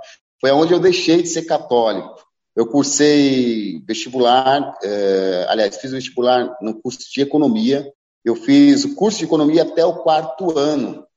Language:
Portuguese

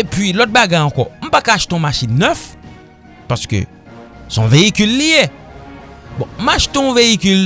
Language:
French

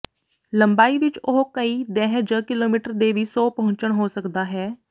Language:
Punjabi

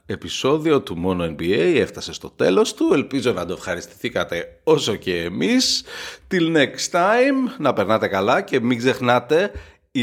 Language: Greek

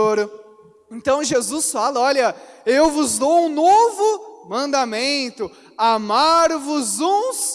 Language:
Portuguese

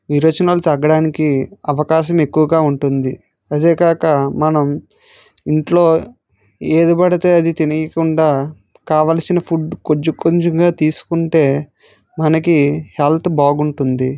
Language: Telugu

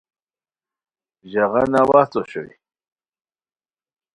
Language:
Khowar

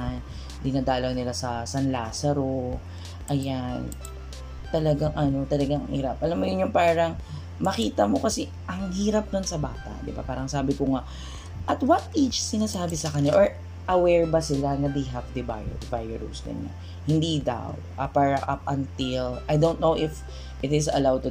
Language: Filipino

